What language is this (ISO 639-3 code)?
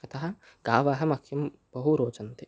san